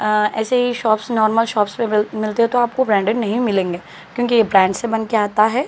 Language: Urdu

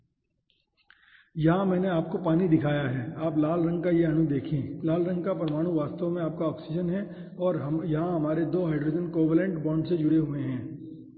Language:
Hindi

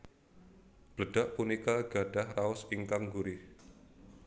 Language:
Javanese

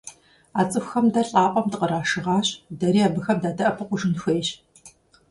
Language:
Kabardian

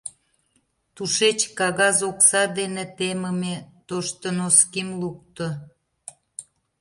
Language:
Mari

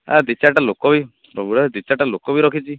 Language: Odia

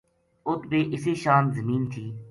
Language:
Gujari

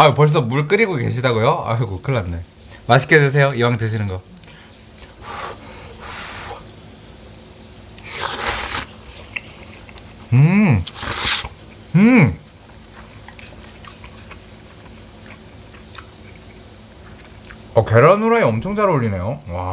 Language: Korean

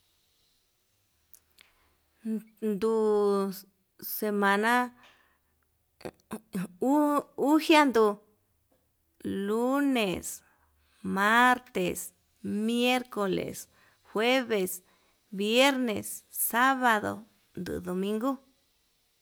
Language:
Yutanduchi Mixtec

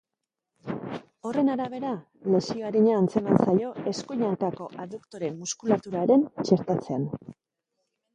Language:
Basque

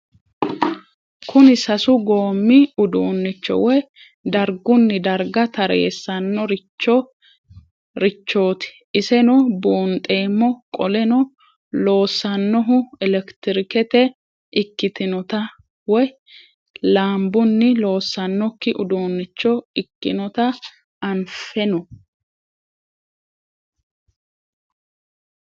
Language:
Sidamo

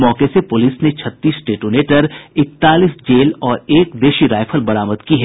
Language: Hindi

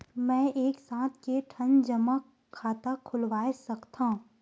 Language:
Chhattisgarhi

